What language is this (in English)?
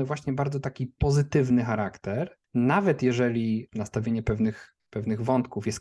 Polish